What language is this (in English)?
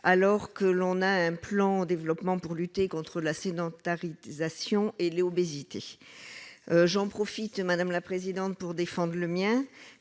French